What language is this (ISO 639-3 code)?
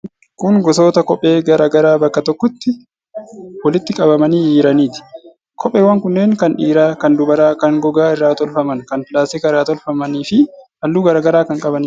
orm